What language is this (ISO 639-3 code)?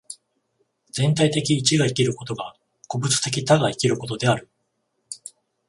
jpn